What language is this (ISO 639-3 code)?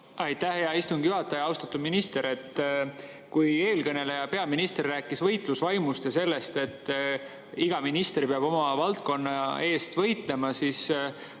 est